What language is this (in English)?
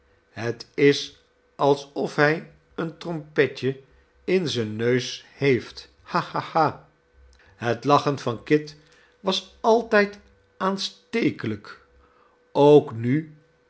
Dutch